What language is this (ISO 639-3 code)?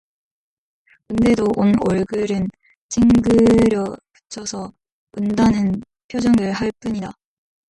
kor